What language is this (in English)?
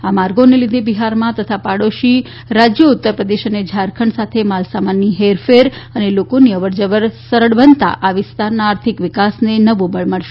Gujarati